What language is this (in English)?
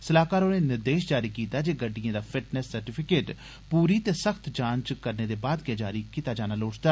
Dogri